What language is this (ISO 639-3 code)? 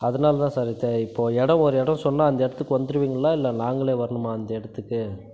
tam